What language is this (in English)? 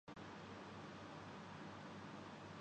Urdu